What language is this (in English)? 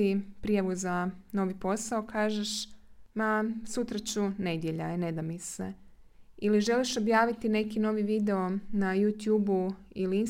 Croatian